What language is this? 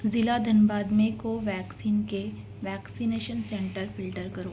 Urdu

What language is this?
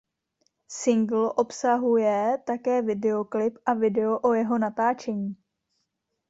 Czech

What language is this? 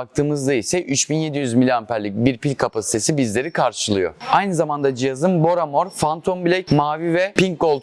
Turkish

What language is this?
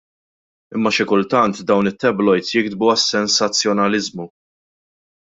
Maltese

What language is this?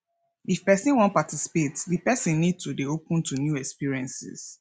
Nigerian Pidgin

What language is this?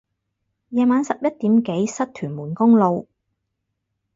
Cantonese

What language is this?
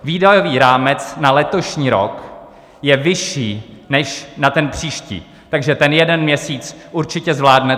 Czech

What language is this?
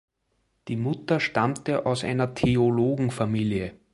German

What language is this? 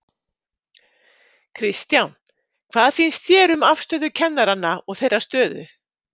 Icelandic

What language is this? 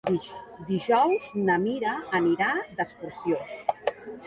Catalan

